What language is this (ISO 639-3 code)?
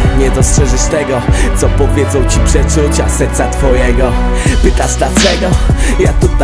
pol